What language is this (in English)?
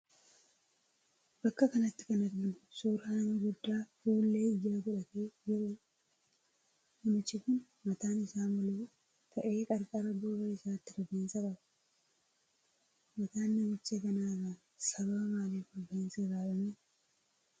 Oromo